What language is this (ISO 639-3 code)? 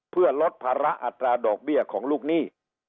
tha